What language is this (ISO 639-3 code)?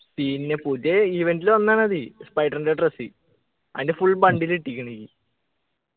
mal